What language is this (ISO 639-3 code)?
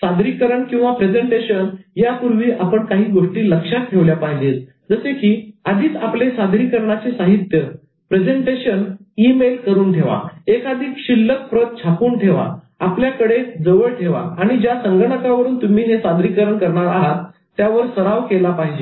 mar